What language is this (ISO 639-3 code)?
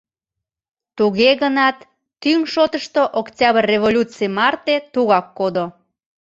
chm